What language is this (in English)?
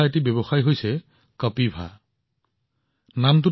Assamese